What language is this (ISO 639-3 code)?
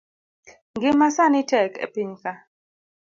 luo